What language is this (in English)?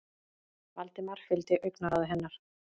Icelandic